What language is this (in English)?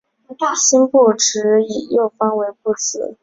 Chinese